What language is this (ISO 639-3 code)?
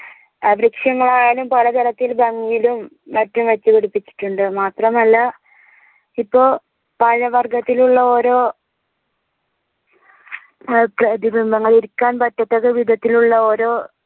mal